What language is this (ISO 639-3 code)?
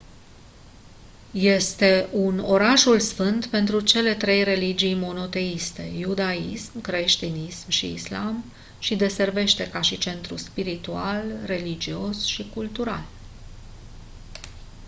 ron